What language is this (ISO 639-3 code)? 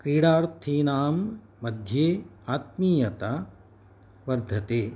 san